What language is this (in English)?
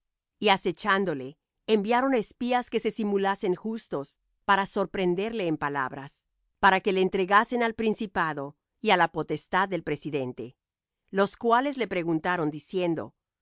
Spanish